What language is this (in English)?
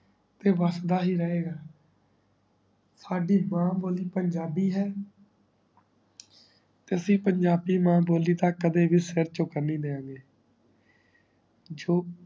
Punjabi